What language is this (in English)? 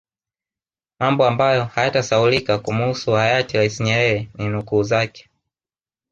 Swahili